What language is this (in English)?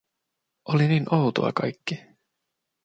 Finnish